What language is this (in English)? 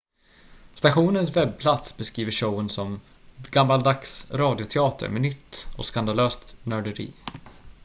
Swedish